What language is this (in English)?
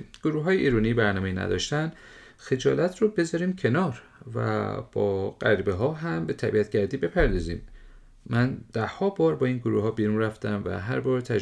Persian